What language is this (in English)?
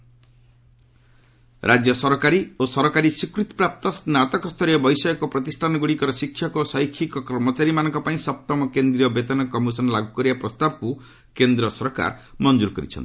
Odia